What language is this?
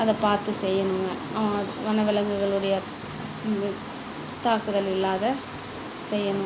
Tamil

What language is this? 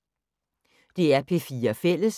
Danish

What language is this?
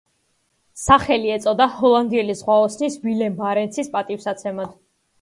Georgian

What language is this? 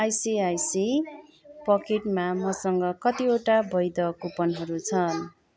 Nepali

